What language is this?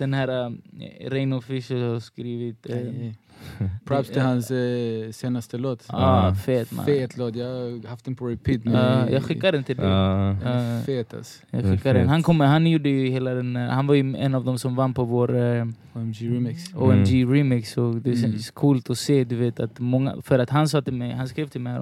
Swedish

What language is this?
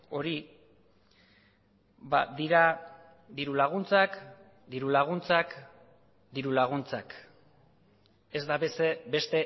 Basque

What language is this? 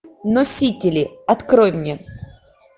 Russian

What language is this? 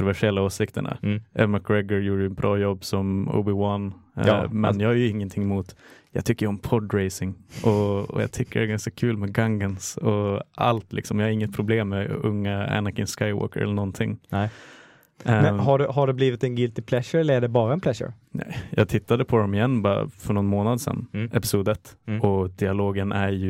Swedish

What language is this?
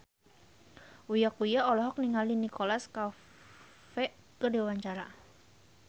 Sundanese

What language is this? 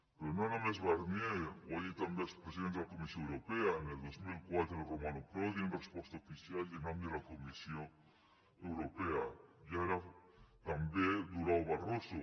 Catalan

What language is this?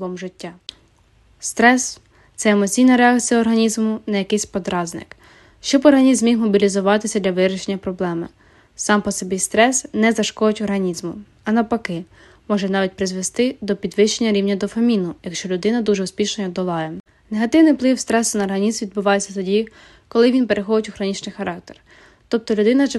Ukrainian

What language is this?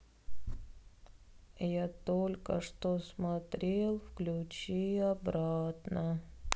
Russian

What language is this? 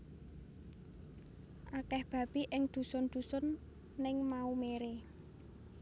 Javanese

